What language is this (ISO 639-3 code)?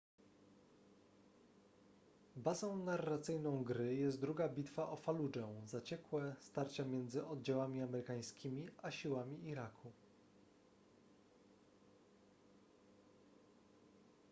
pol